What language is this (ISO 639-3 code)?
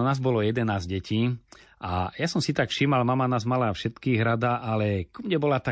slk